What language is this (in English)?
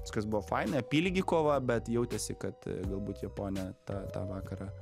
Lithuanian